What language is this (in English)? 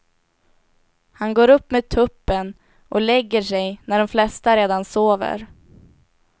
Swedish